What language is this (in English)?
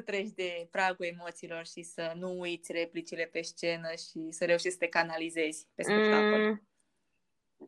Romanian